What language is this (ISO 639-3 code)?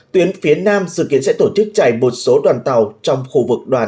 vie